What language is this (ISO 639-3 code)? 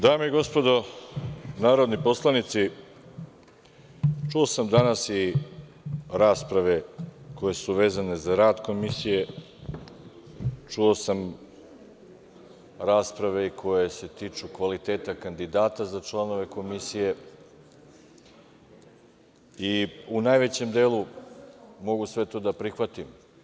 srp